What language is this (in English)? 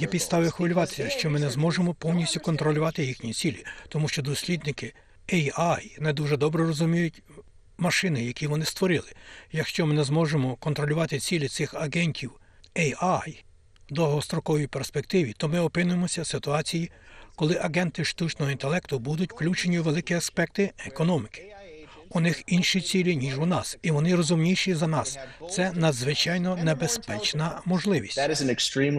Ukrainian